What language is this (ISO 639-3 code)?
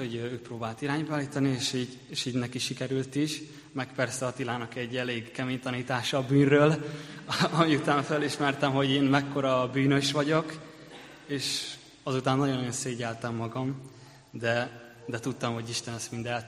hun